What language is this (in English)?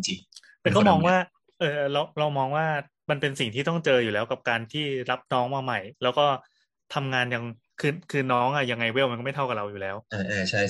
Thai